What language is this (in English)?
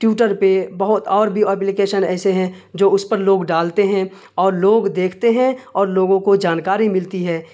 Urdu